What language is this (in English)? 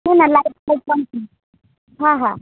Gujarati